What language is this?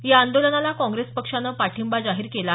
Marathi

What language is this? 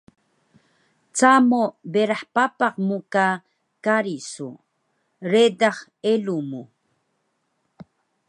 Taroko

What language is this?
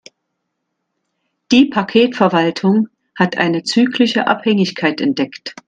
German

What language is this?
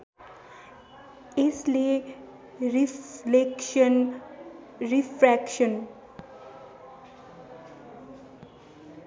Nepali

